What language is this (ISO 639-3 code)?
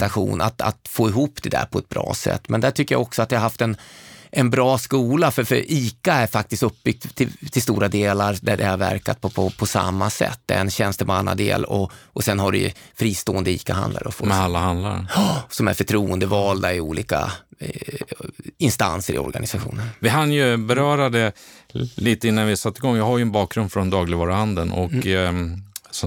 swe